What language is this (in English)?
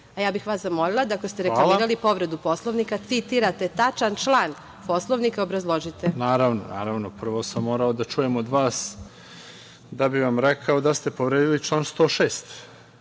Serbian